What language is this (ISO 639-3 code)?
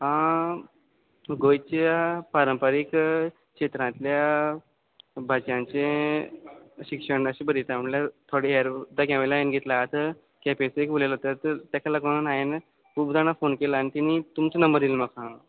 kok